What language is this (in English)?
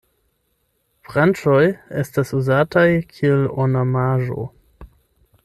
Esperanto